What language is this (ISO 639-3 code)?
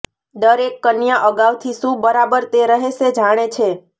guj